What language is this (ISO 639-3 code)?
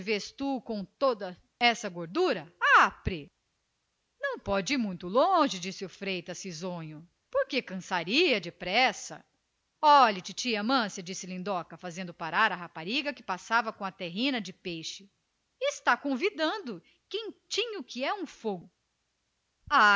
por